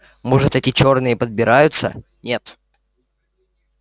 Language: Russian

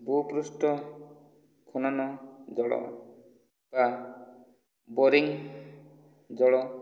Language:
Odia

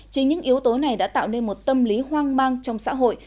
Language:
Vietnamese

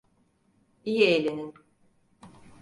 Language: Turkish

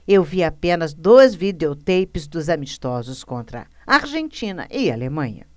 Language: Portuguese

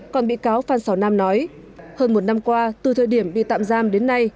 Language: Vietnamese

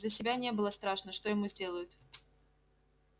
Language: Russian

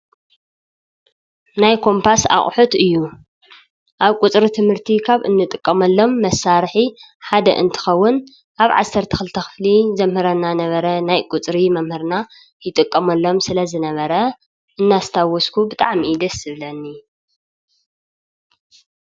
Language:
Tigrinya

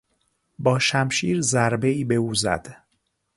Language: Persian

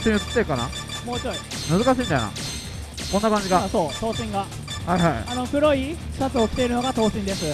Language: Japanese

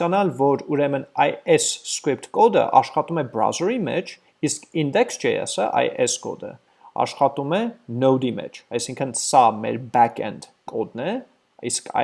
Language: English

